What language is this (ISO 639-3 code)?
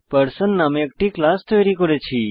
ben